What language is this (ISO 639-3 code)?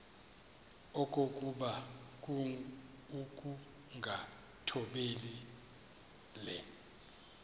xho